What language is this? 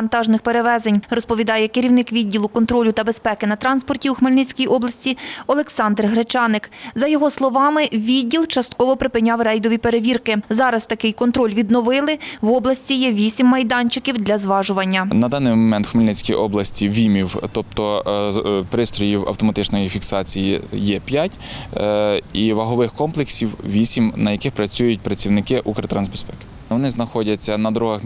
Ukrainian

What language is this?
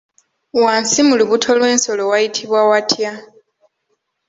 Ganda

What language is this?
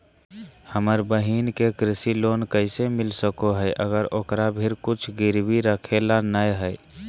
Magahi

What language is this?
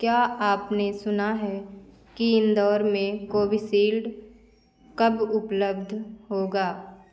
Hindi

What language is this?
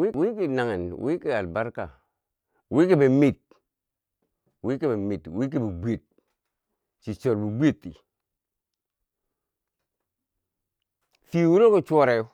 Bangwinji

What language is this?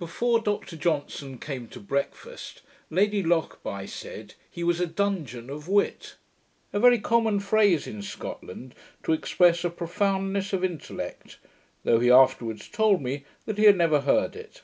English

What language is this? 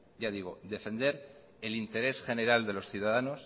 Spanish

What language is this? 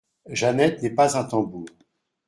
French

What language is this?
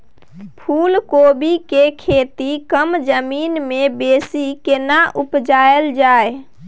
Maithili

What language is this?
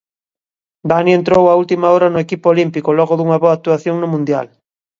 Galician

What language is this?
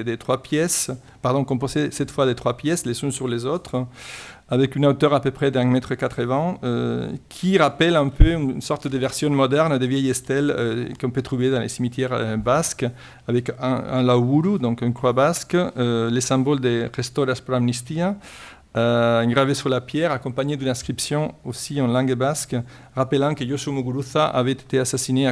French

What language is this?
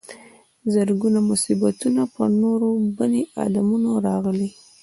Pashto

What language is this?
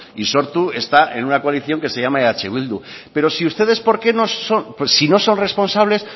Spanish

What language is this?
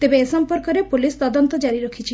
Odia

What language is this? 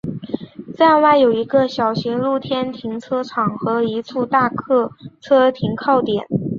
Chinese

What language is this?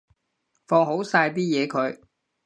Cantonese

